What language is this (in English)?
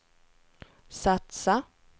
Swedish